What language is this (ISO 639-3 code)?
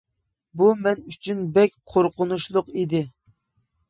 uig